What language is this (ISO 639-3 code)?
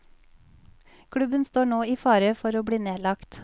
nor